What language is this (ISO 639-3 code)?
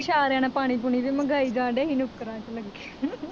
pan